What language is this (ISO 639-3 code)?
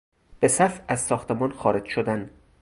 fas